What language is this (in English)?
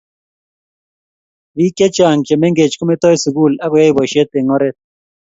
Kalenjin